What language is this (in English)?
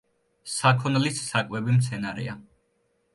Georgian